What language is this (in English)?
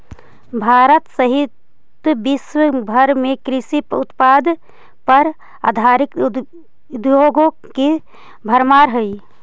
Magahi